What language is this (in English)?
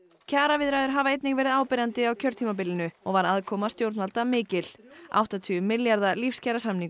Icelandic